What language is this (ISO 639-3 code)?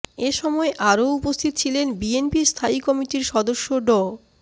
ben